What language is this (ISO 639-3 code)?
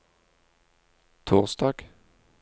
nor